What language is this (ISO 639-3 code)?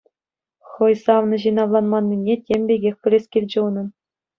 chv